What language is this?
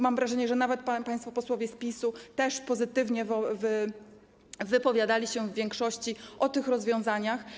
Polish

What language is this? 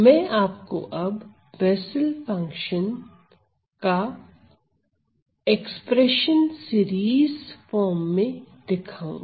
Hindi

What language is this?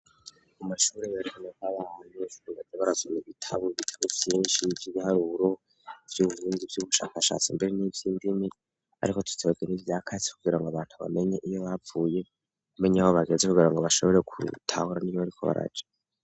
Rundi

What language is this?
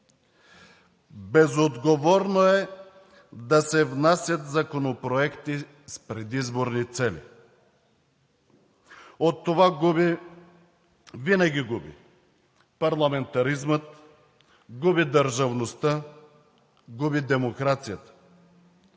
Bulgarian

